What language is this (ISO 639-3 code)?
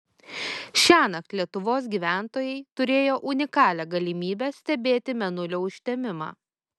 lit